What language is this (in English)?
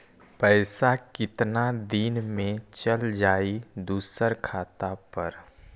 Magahi